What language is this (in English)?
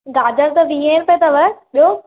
Sindhi